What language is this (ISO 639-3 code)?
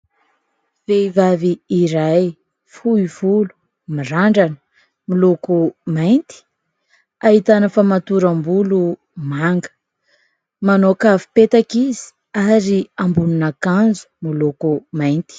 mlg